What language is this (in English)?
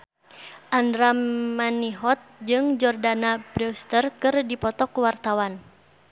Sundanese